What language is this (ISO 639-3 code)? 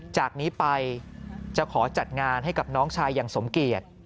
tha